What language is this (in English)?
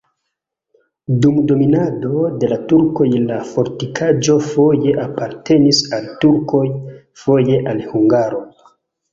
Esperanto